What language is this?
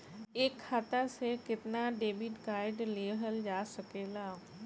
Bhojpuri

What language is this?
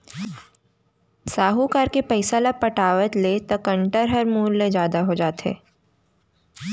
Chhattisgarhi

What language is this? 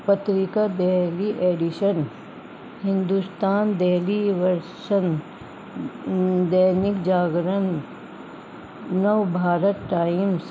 Urdu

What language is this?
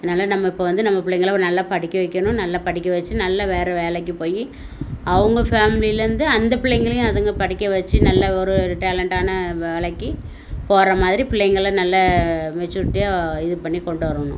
Tamil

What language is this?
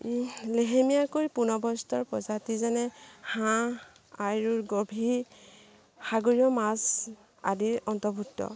Assamese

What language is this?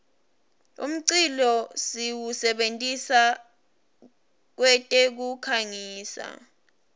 Swati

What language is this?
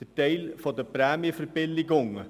Swiss German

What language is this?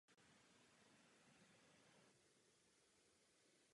Czech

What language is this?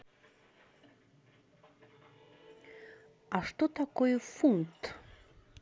Russian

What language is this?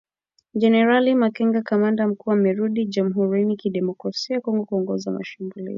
Swahili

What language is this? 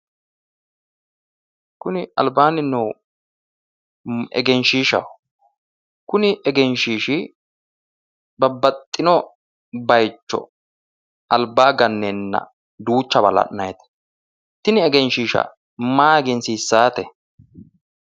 Sidamo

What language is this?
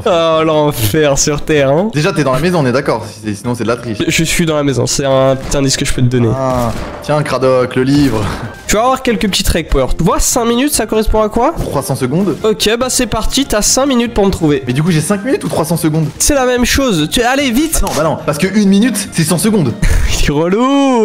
French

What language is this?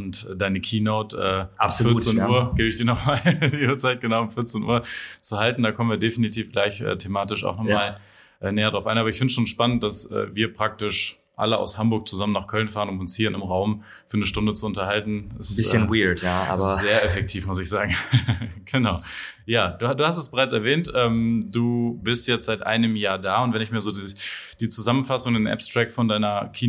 German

